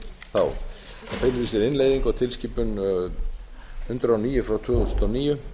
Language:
Icelandic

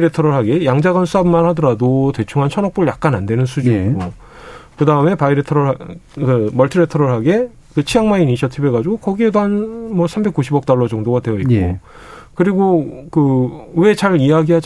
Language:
Korean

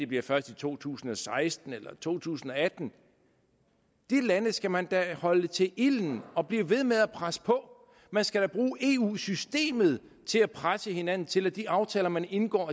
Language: Danish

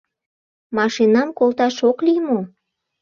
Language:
Mari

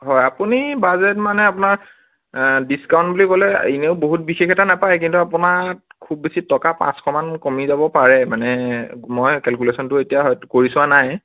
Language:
Assamese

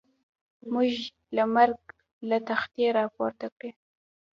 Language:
Pashto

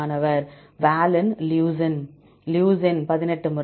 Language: Tamil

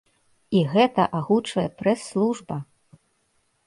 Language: Belarusian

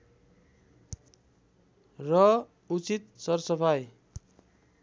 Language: Nepali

